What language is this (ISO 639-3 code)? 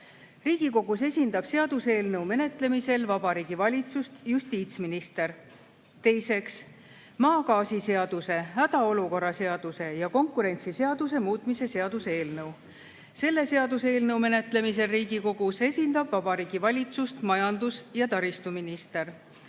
est